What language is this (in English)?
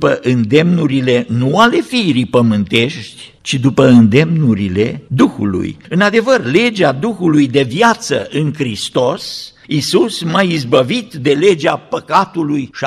Romanian